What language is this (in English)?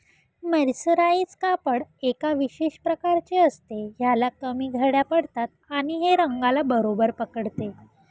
Marathi